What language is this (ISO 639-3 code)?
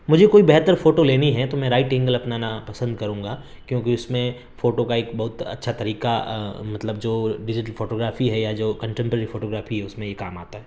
urd